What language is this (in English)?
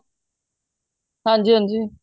Punjabi